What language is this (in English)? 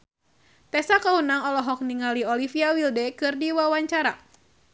Sundanese